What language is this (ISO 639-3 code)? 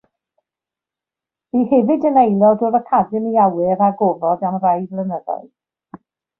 cym